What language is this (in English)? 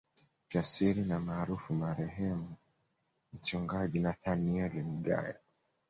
Swahili